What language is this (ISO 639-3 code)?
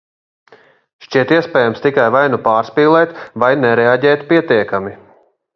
lav